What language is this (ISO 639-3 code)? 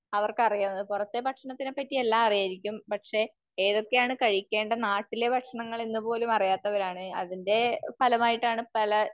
mal